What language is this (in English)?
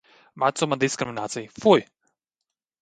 Latvian